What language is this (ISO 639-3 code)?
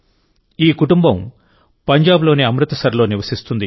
tel